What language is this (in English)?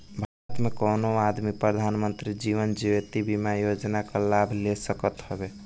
Bhojpuri